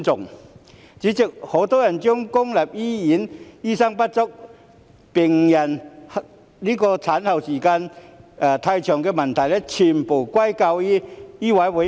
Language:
Cantonese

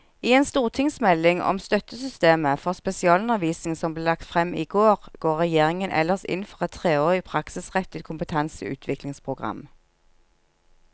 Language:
Norwegian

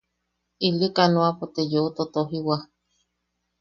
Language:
Yaqui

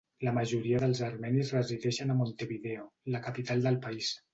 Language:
Catalan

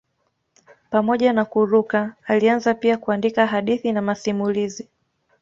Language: Swahili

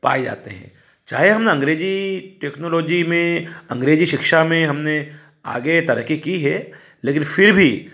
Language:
Hindi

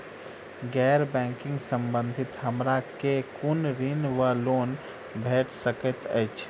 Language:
Maithili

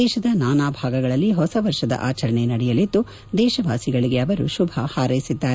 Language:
Kannada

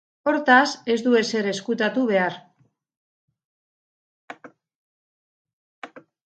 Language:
Basque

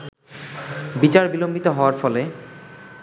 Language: Bangla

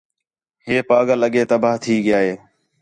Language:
Khetrani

